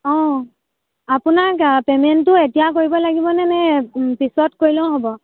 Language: Assamese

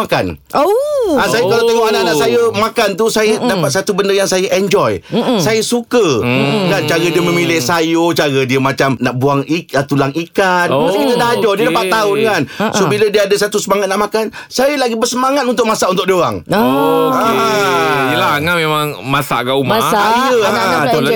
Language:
Malay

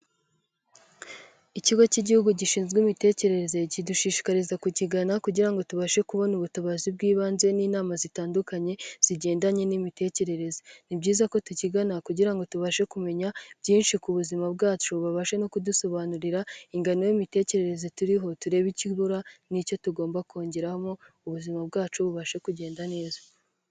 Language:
Kinyarwanda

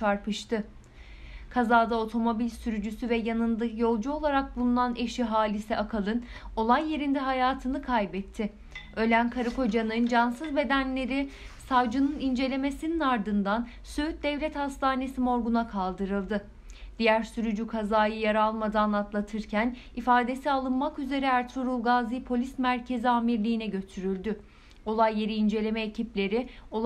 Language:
Turkish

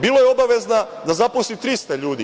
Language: Serbian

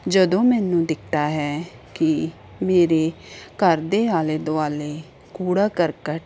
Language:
Punjabi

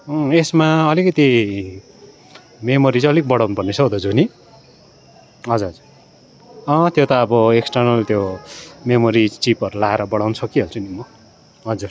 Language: Nepali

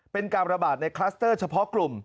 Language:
Thai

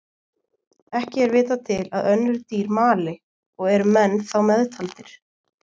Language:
Icelandic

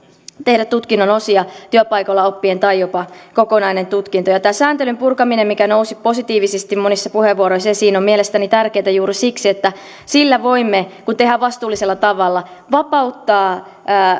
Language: Finnish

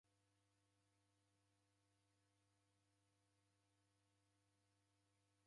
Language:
Taita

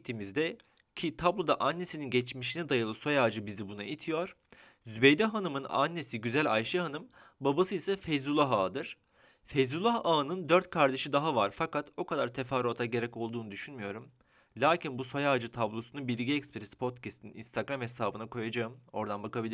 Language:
Turkish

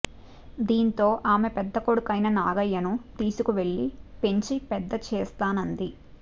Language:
Telugu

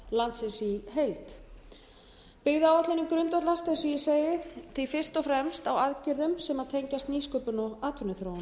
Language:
Icelandic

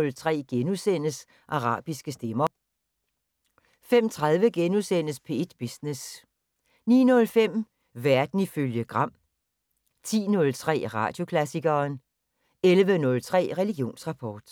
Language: Danish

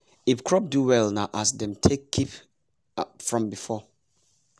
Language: Nigerian Pidgin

